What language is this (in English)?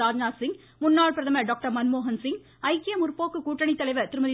Tamil